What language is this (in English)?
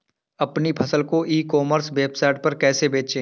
Hindi